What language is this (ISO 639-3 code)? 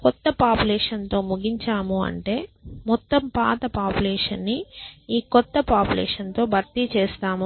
tel